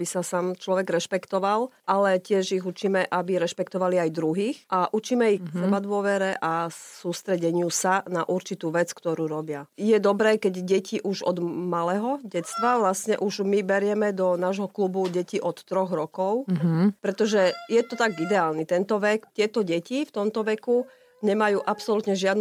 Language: Slovak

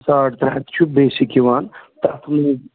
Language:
Kashmiri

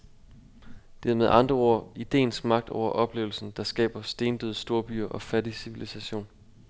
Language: Danish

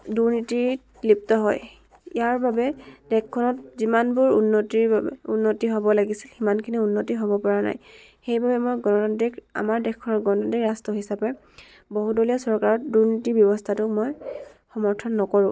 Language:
Assamese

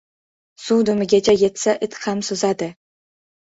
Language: Uzbek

